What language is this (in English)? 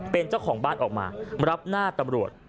Thai